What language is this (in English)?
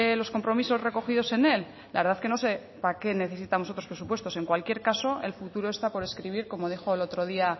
Spanish